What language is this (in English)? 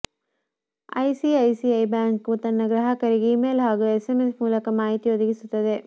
Kannada